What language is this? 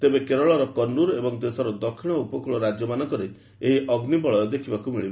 Odia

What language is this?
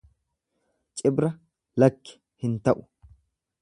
Oromo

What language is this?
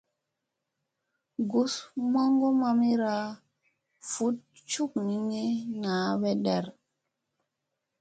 Musey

